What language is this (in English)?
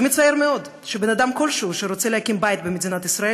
Hebrew